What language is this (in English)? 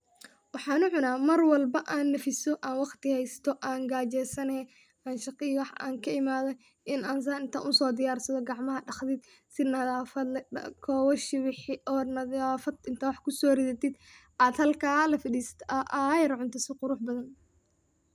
Somali